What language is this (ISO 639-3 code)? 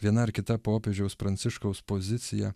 lit